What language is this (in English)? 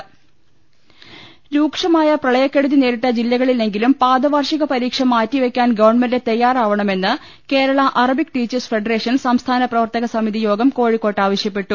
Malayalam